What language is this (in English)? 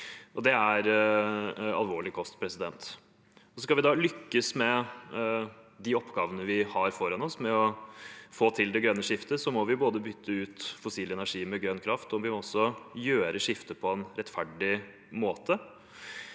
Norwegian